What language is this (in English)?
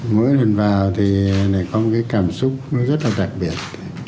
Vietnamese